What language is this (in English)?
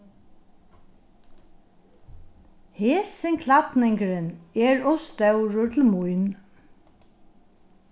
Faroese